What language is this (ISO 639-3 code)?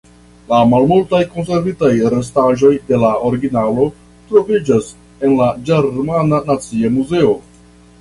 epo